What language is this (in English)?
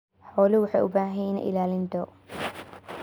Somali